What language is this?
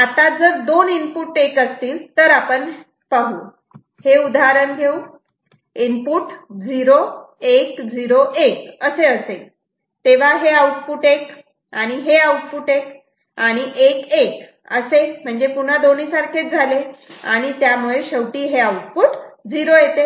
Marathi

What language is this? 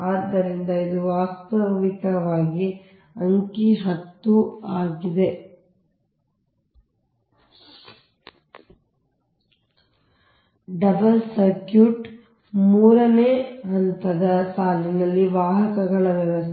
Kannada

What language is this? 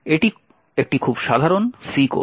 Bangla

